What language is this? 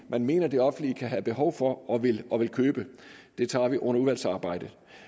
Danish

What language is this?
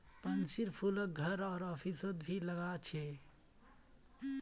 Magahi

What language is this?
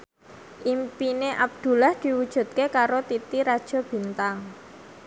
Javanese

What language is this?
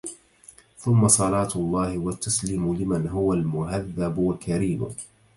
Arabic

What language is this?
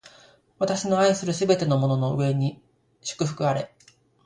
Japanese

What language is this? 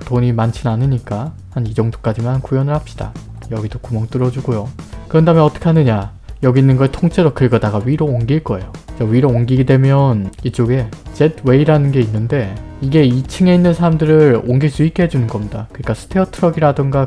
Korean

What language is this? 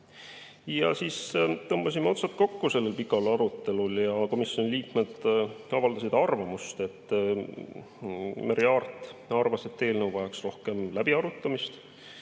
Estonian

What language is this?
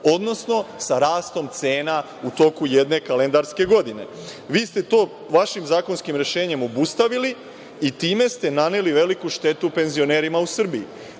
Serbian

